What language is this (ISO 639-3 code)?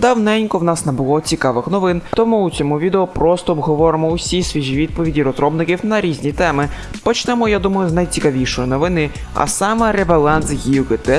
ukr